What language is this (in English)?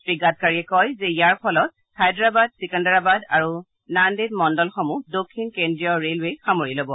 Assamese